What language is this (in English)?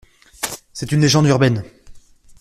French